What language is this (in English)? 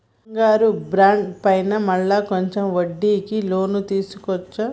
Telugu